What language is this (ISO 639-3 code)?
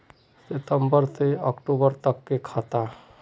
mag